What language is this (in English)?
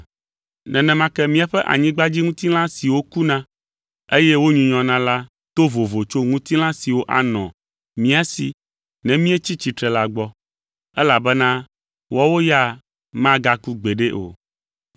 Ewe